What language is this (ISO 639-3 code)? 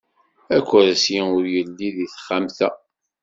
kab